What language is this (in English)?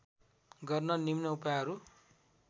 Nepali